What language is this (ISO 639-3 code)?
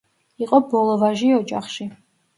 kat